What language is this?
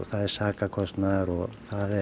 Icelandic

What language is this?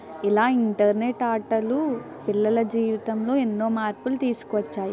Telugu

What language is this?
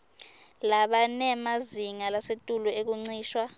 Swati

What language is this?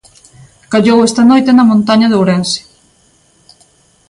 Galician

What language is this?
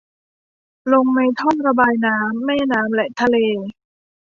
Thai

